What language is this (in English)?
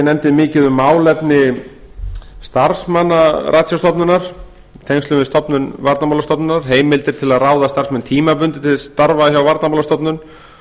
Icelandic